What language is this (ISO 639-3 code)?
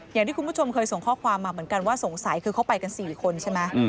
tha